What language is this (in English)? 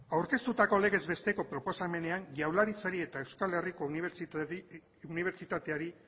Basque